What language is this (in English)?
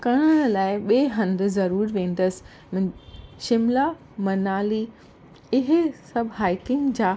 Sindhi